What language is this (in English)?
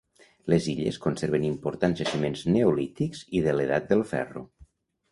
Catalan